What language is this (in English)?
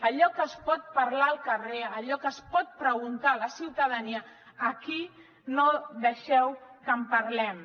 Catalan